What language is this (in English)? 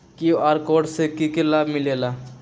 Magahi